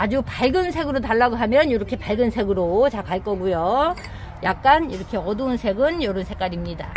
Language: Korean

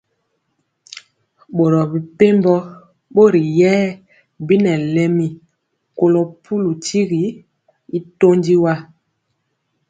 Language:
Mpiemo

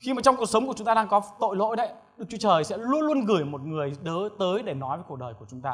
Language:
Vietnamese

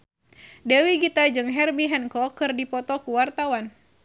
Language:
Sundanese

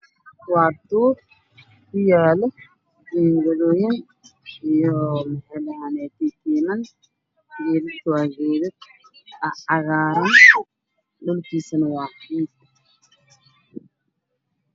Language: Somali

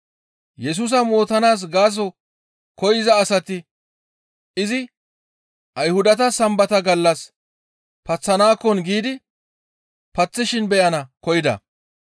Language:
Gamo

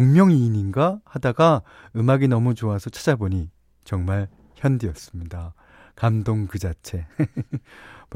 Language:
Korean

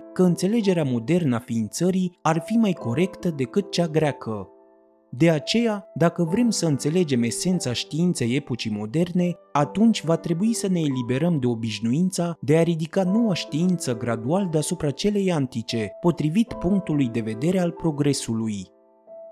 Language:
Romanian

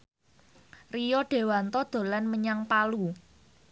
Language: Javanese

